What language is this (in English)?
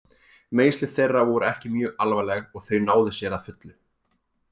Icelandic